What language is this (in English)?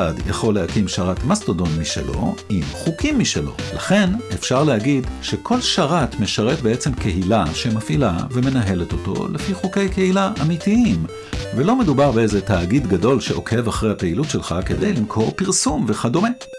Hebrew